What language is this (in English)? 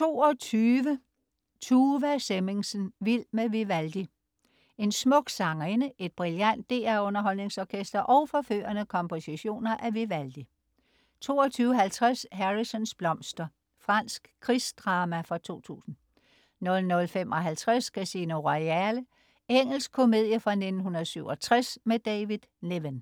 Danish